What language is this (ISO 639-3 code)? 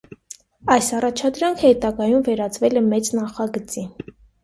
hye